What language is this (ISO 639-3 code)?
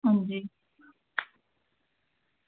doi